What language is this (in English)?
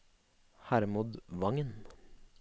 Norwegian